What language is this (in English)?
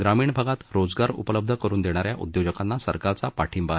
Marathi